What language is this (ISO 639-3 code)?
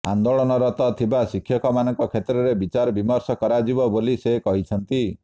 ori